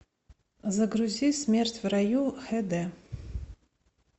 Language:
Russian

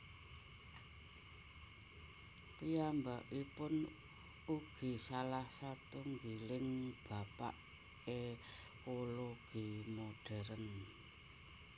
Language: Javanese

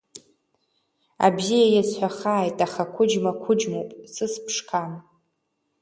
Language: Abkhazian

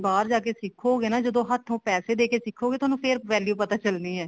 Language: Punjabi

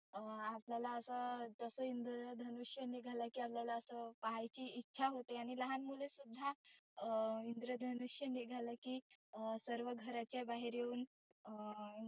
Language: Marathi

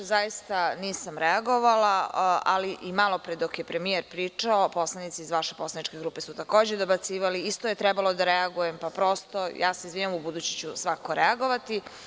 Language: Serbian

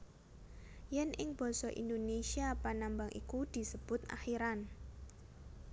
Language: Javanese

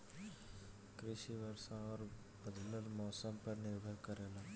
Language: Bhojpuri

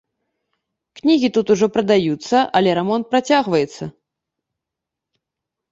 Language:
Belarusian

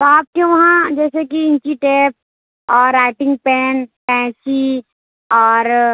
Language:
Urdu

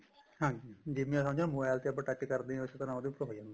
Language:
Punjabi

